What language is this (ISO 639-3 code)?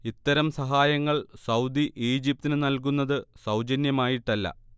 mal